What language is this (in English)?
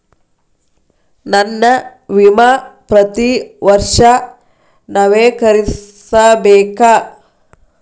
Kannada